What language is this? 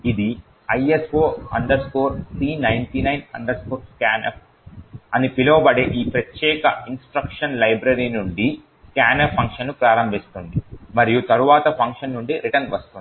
Telugu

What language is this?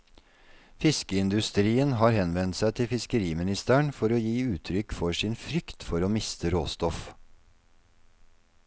Norwegian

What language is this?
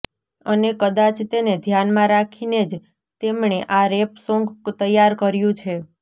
Gujarati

